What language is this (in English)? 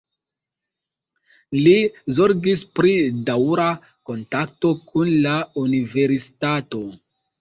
Esperanto